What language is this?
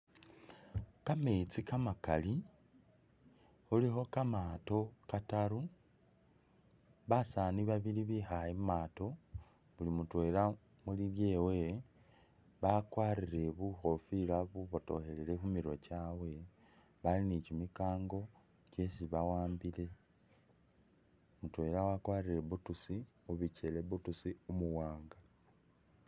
Masaaba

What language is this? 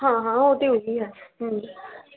Punjabi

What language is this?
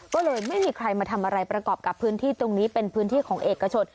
Thai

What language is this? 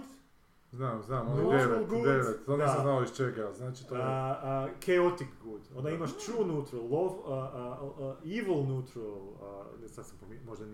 Croatian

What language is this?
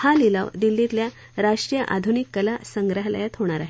Marathi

